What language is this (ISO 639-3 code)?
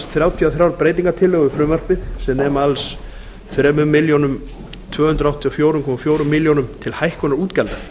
isl